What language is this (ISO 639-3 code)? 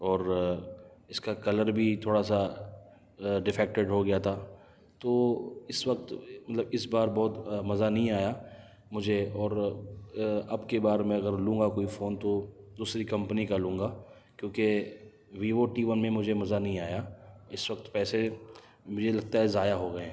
urd